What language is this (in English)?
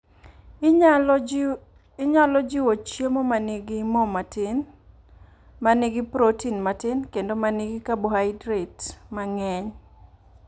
Luo (Kenya and Tanzania)